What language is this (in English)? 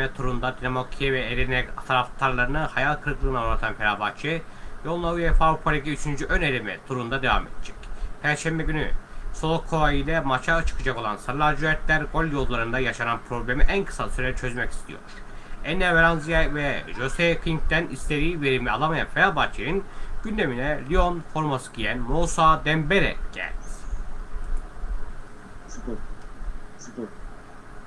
Turkish